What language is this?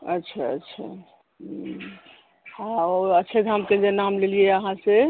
Maithili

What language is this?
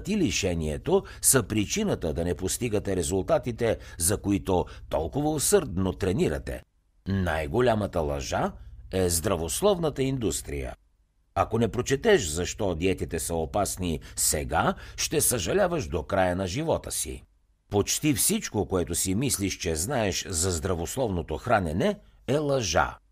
Bulgarian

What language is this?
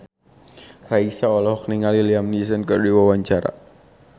Sundanese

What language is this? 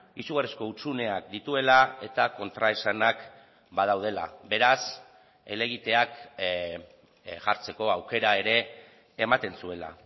Basque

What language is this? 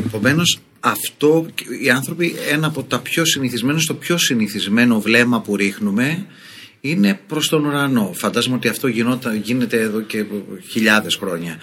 Greek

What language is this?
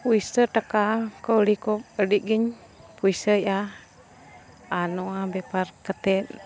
Santali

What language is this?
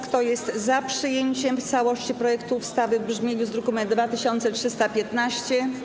Polish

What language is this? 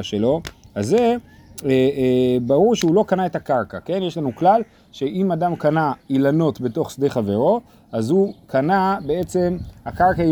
Hebrew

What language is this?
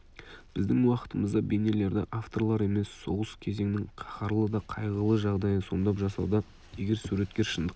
Kazakh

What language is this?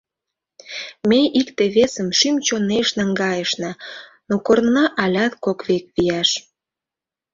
Mari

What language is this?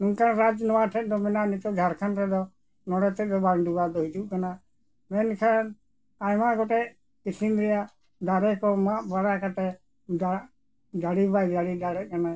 Santali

